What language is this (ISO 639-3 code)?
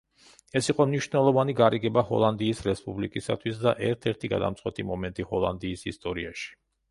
kat